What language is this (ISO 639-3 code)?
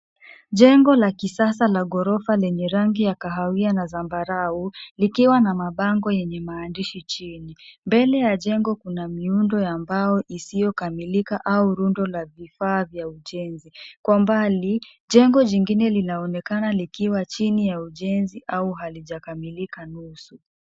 swa